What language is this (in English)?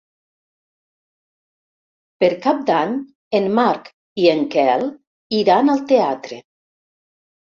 Catalan